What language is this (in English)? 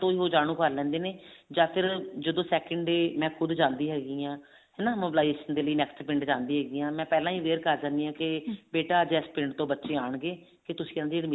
Punjabi